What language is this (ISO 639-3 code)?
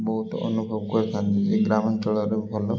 ori